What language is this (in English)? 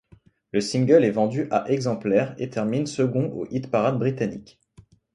French